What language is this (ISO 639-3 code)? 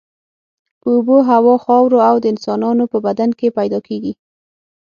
pus